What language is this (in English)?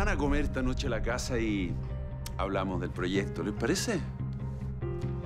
Spanish